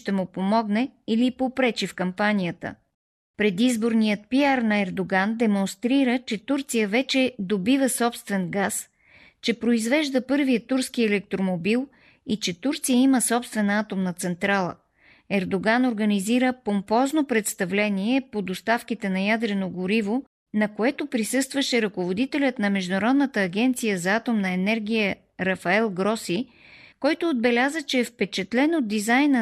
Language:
Bulgarian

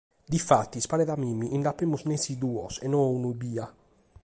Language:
Sardinian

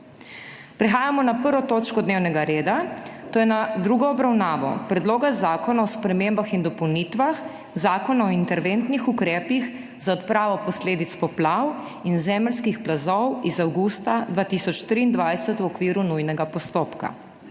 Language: Slovenian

